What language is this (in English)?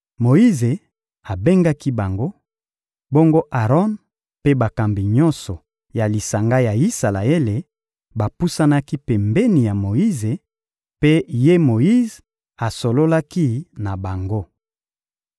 Lingala